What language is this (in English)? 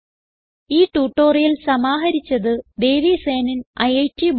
Malayalam